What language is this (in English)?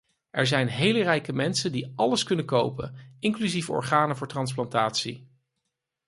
Dutch